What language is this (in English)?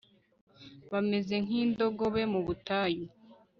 Kinyarwanda